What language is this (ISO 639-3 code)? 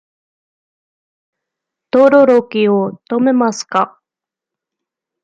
jpn